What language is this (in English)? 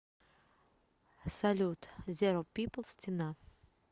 Russian